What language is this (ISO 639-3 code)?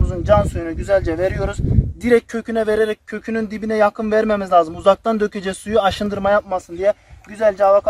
tur